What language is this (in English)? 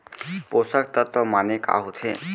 Chhattisgarhi